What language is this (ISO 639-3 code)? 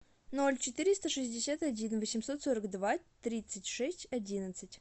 rus